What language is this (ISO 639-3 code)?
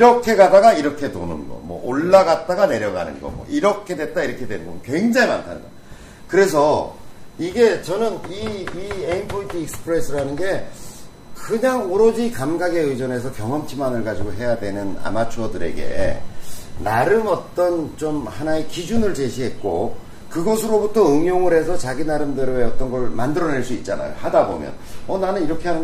kor